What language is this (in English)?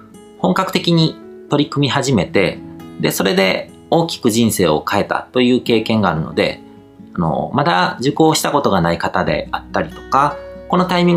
Japanese